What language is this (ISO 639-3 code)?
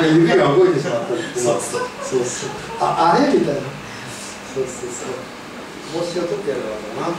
jpn